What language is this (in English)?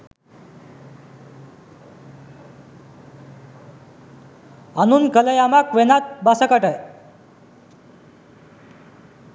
Sinhala